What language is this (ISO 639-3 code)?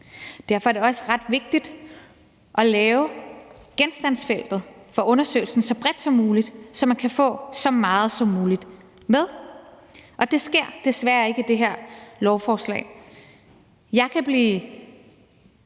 dan